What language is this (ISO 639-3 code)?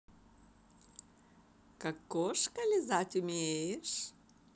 rus